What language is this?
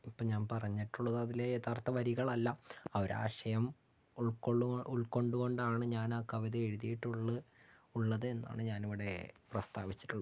Malayalam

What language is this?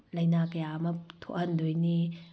Manipuri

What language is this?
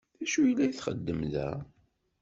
Kabyle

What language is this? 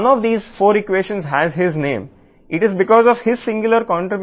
Telugu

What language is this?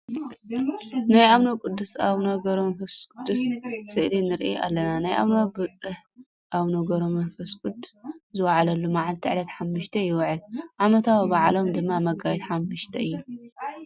Tigrinya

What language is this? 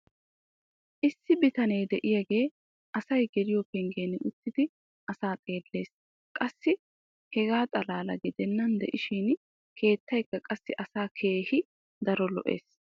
Wolaytta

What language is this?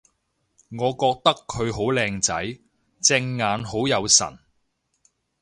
Cantonese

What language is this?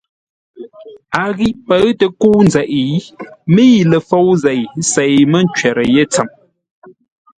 Ngombale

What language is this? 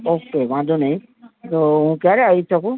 Gujarati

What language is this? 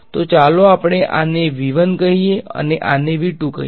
Gujarati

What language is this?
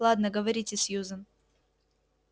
Russian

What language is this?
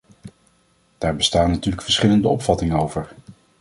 Dutch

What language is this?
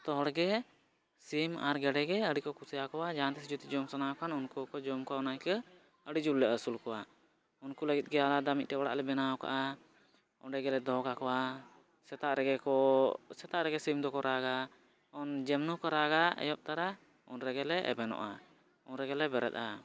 Santali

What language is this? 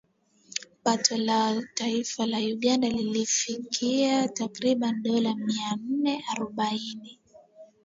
Swahili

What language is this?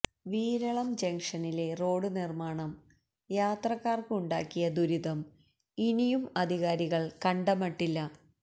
Malayalam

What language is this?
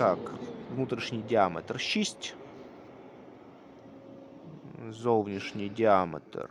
Ukrainian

